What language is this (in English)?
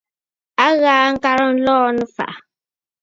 Bafut